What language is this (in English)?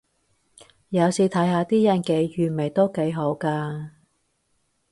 Cantonese